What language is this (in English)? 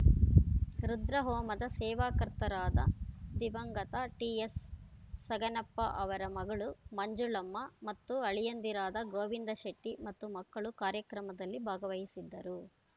Kannada